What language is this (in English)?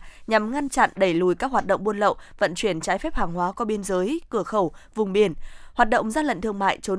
Vietnamese